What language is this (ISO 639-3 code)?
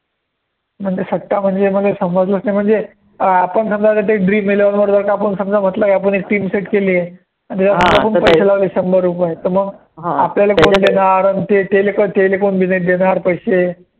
mar